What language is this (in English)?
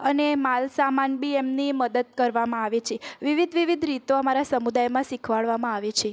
Gujarati